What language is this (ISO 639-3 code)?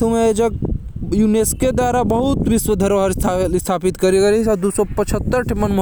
kfp